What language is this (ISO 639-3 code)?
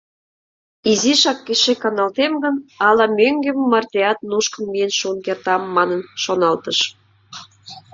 chm